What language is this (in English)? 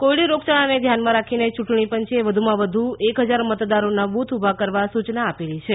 Gujarati